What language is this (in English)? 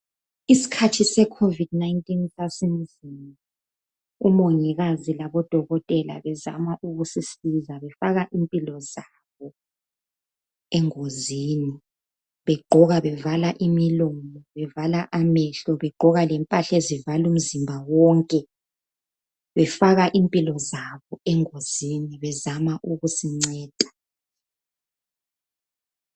North Ndebele